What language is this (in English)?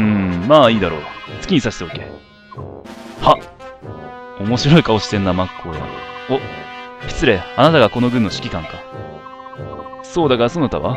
Japanese